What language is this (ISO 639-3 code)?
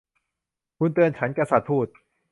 tha